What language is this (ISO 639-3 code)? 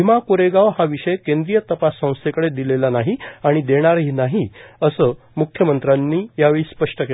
mar